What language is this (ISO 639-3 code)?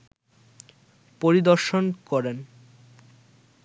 ben